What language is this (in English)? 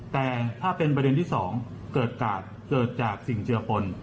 Thai